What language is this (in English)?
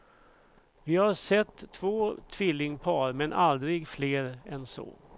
Swedish